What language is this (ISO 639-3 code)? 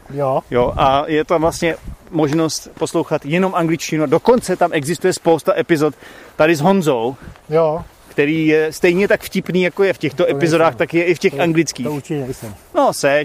ces